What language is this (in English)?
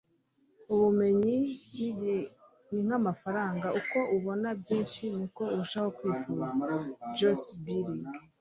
Kinyarwanda